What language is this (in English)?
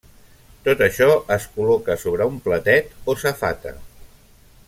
Catalan